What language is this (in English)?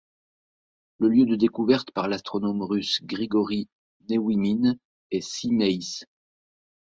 French